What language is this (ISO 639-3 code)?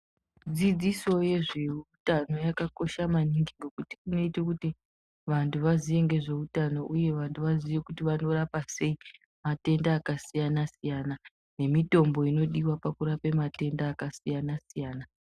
ndc